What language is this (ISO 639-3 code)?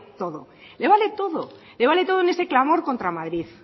spa